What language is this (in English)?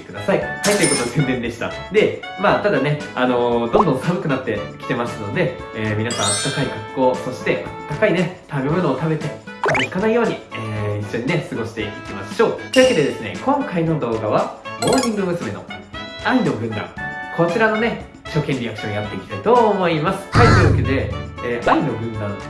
Japanese